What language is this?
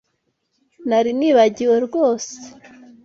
Kinyarwanda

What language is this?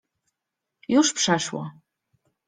Polish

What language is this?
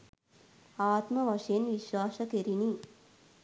Sinhala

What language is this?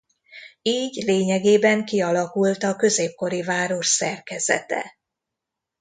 Hungarian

